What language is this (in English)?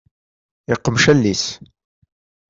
Kabyle